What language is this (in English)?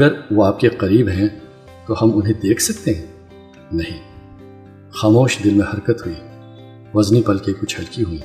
Urdu